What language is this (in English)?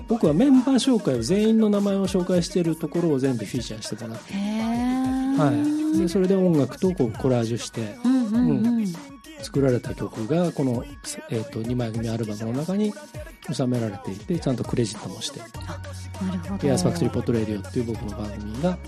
Japanese